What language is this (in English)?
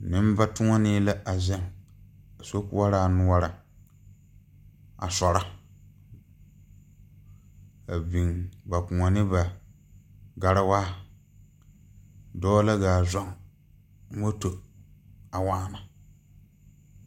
Southern Dagaare